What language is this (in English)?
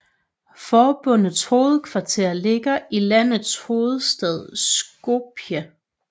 Danish